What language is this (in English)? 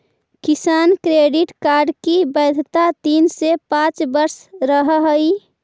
Magahi